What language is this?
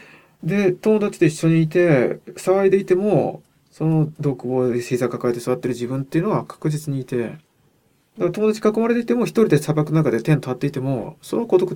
Japanese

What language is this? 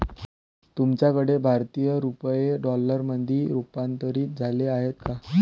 Marathi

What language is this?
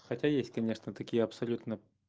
Russian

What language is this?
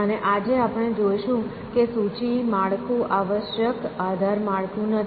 Gujarati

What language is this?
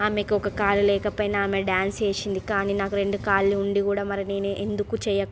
Telugu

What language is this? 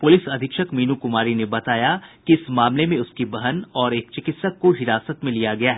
Hindi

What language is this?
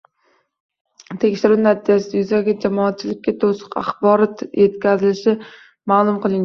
Uzbek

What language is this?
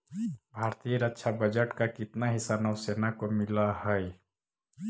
Magahi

